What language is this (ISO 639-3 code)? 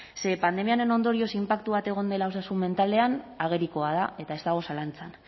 eus